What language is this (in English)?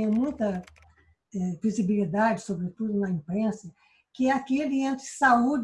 Portuguese